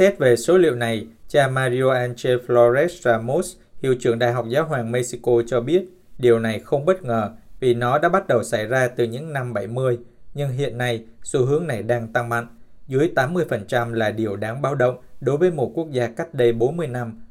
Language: Vietnamese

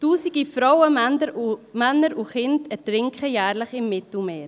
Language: Swiss German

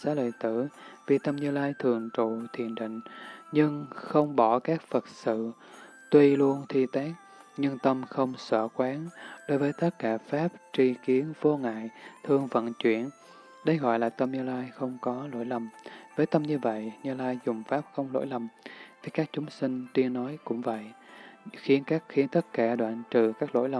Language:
Vietnamese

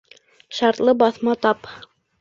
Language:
Bashkir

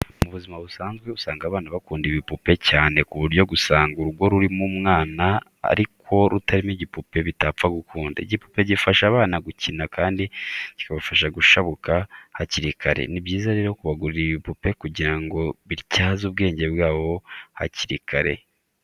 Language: Kinyarwanda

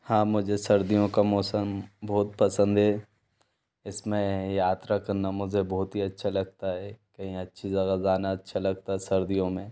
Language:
Hindi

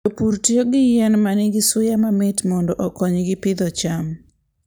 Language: Luo (Kenya and Tanzania)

